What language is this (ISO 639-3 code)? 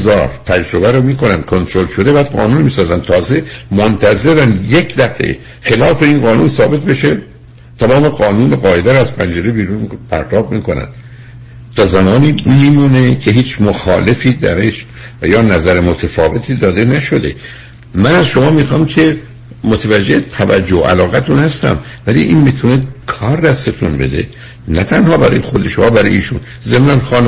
fas